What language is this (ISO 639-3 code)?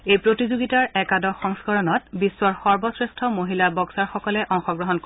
asm